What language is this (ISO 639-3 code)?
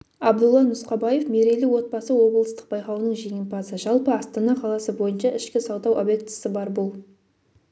kaz